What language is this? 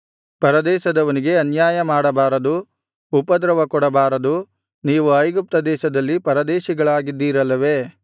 Kannada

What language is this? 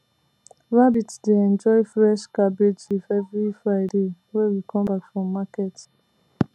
Nigerian Pidgin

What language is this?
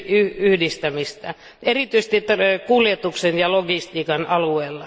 Finnish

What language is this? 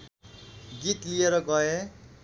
Nepali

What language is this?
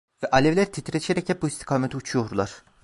Turkish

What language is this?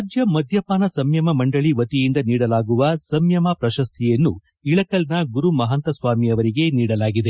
Kannada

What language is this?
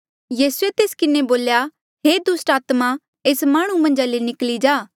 Mandeali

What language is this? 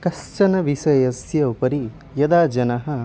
Sanskrit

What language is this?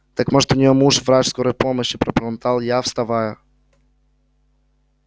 Russian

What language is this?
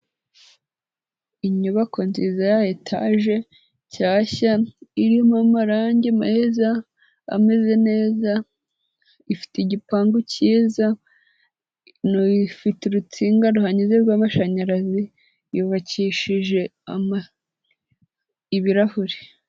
Kinyarwanda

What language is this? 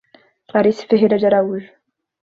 Portuguese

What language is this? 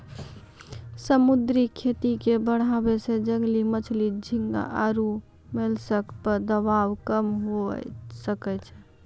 Maithili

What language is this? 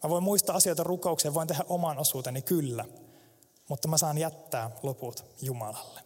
Finnish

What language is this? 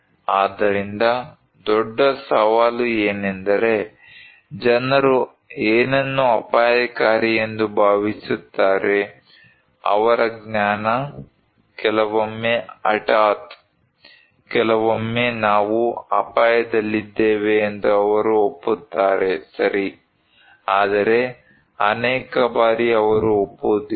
Kannada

